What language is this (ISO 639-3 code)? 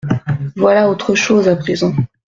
fra